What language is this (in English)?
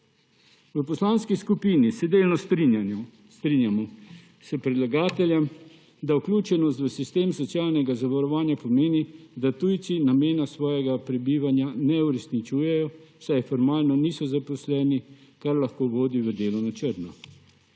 Slovenian